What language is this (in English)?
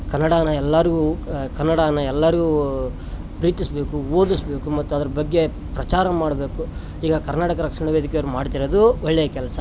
Kannada